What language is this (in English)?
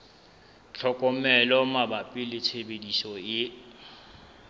Southern Sotho